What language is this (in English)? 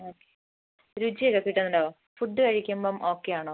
Malayalam